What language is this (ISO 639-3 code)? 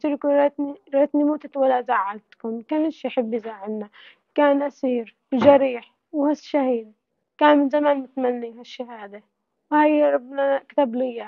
ara